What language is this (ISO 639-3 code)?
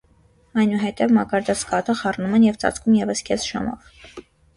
hye